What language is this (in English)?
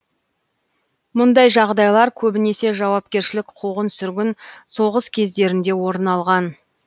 Kazakh